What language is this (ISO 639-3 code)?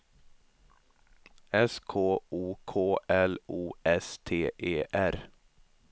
swe